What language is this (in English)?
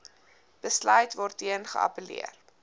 Afrikaans